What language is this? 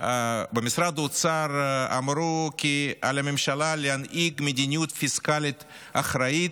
Hebrew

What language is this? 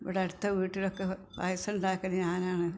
Malayalam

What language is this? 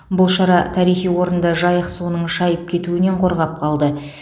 Kazakh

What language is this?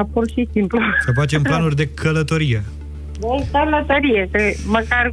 Romanian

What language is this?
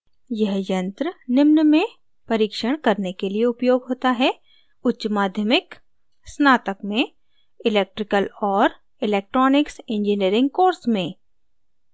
Hindi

